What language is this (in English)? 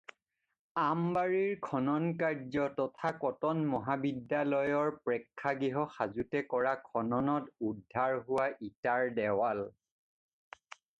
Assamese